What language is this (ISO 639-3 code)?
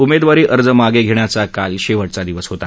mar